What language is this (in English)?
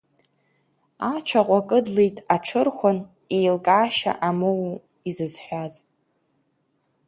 Abkhazian